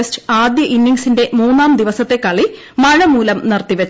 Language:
Malayalam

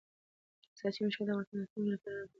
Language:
Pashto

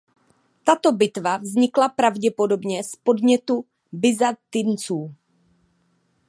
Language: Czech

